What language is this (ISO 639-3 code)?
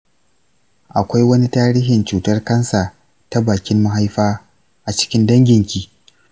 hau